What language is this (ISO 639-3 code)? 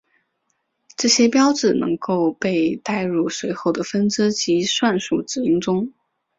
zho